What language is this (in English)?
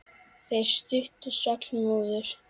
Icelandic